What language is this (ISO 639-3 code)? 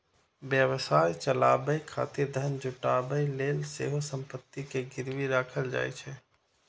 mai